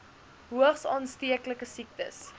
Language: Afrikaans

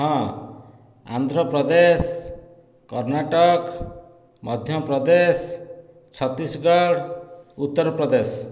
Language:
Odia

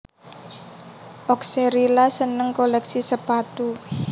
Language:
Javanese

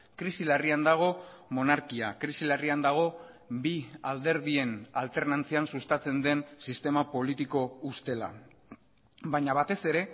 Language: Basque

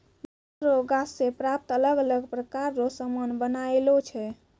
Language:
Maithili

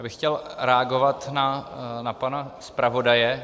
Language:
Czech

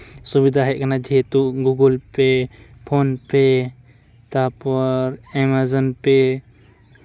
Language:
Santali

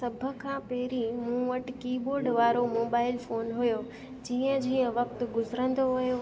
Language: Sindhi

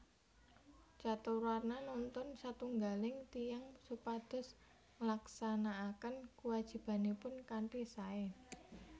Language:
Javanese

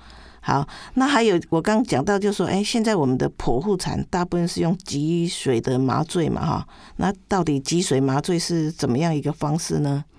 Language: Chinese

